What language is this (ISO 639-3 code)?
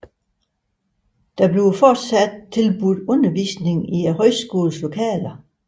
dan